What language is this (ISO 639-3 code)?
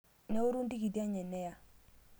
mas